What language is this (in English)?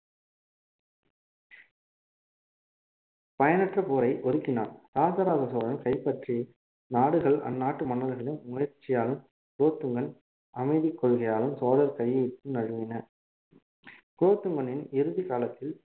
Tamil